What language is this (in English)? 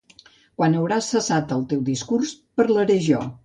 Catalan